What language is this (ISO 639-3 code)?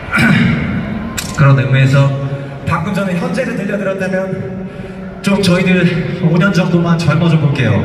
kor